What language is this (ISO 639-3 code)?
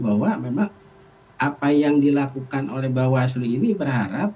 ind